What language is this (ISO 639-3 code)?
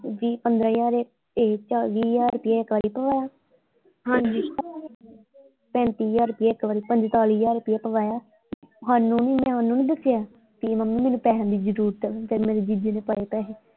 pan